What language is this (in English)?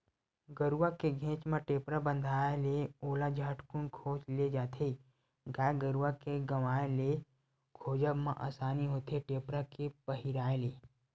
Chhattisgarhi